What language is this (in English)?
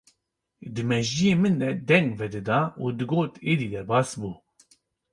Kurdish